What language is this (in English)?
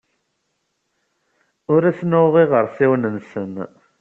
Kabyle